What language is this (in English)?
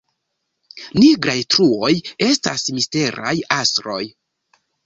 Esperanto